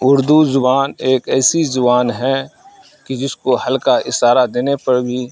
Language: Urdu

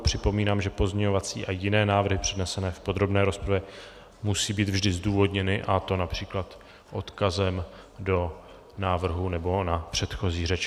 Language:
Czech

